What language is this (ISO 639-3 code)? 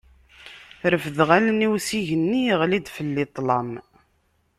kab